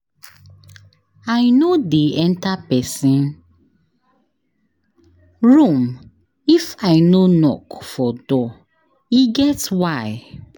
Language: Nigerian Pidgin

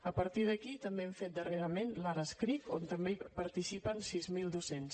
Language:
Catalan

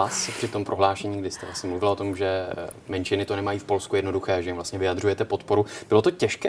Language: Czech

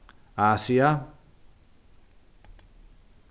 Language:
Faroese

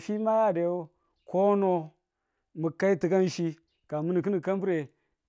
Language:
Tula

